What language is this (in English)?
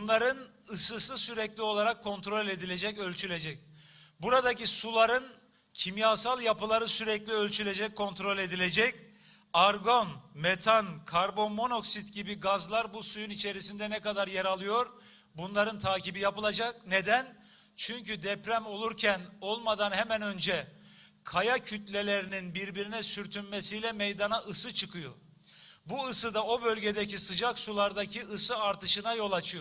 Turkish